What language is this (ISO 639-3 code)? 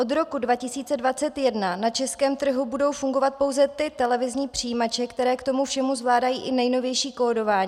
ces